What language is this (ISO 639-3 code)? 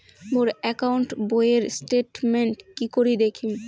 ben